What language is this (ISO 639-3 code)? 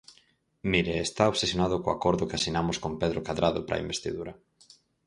glg